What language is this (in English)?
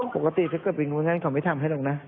Thai